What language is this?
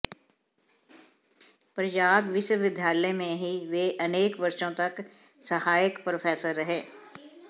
Hindi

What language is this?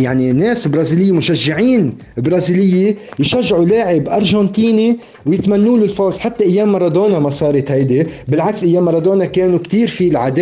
Arabic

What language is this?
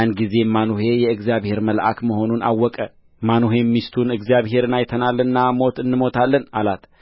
Amharic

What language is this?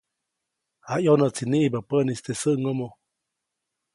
Copainalá Zoque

